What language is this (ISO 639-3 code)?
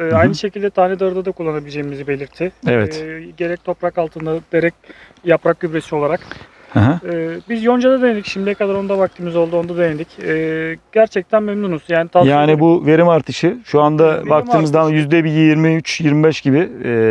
tur